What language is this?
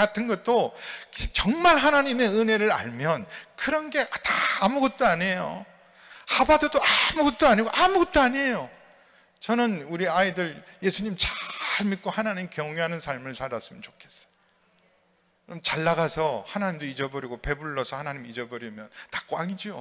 Korean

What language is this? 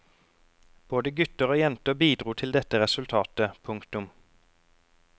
Norwegian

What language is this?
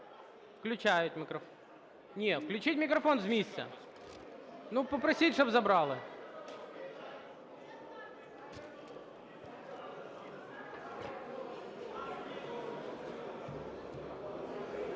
Ukrainian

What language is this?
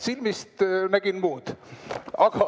Estonian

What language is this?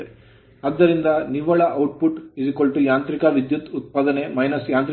Kannada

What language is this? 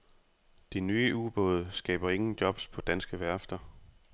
Danish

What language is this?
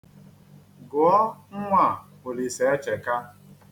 Igbo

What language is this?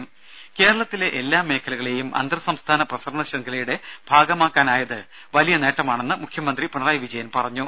Malayalam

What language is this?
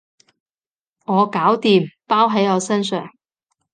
Cantonese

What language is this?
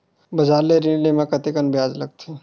Chhattisgarhi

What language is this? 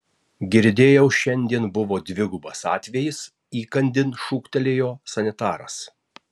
Lithuanian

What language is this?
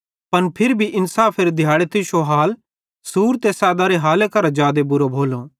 Bhadrawahi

